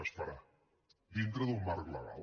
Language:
Catalan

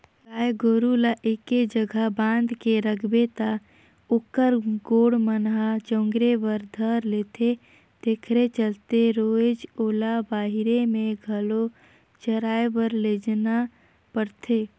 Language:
Chhattisgarhi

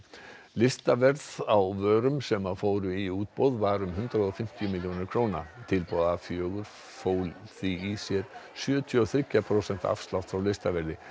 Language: Icelandic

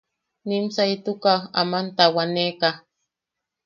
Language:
Yaqui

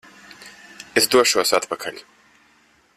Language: Latvian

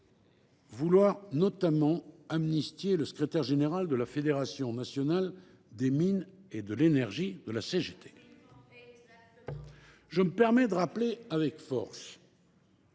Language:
French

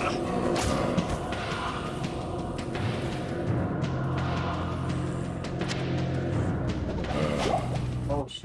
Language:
Korean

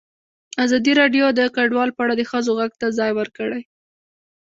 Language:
Pashto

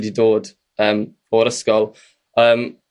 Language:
Welsh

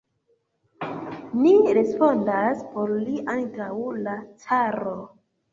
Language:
Esperanto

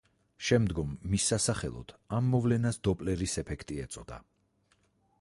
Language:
Georgian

